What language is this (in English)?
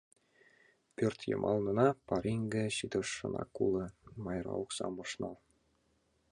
Mari